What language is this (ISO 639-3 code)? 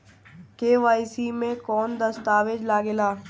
bho